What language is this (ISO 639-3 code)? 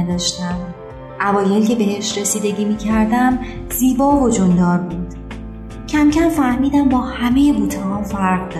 fas